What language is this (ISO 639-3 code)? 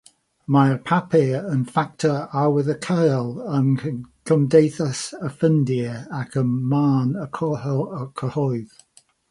cym